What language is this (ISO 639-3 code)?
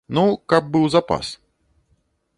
bel